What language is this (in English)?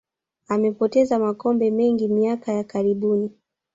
Swahili